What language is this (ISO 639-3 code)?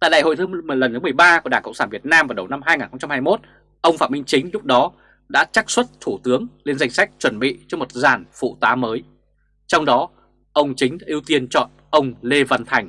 vie